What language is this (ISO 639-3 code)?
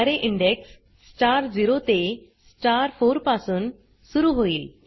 mar